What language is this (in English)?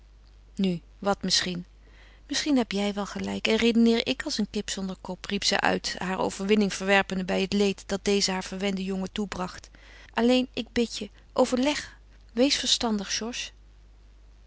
Dutch